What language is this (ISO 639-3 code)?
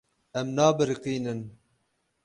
kur